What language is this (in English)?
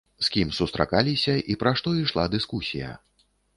Belarusian